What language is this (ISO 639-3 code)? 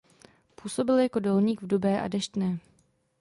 ces